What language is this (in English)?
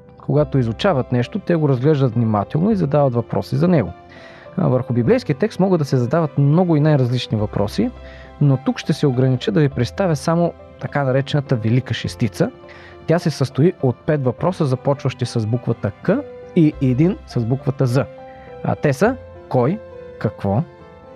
Bulgarian